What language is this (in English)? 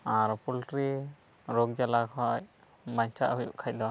Santali